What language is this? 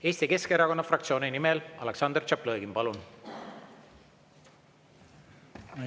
Estonian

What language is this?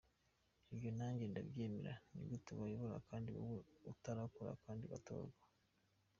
Kinyarwanda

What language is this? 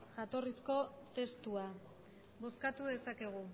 Basque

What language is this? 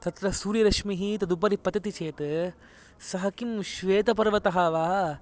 Sanskrit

